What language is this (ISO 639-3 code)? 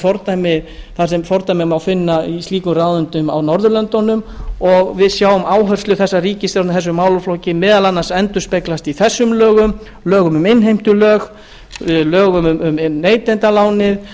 isl